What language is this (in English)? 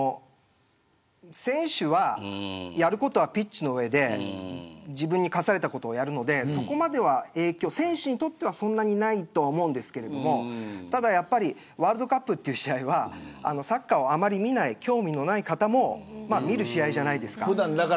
Japanese